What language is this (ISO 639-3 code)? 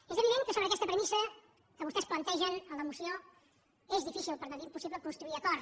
cat